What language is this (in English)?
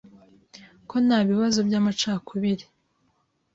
Kinyarwanda